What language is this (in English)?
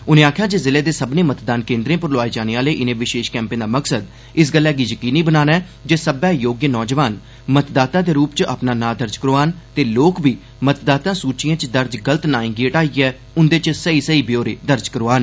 Dogri